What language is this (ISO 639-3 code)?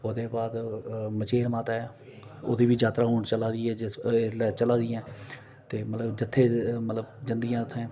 doi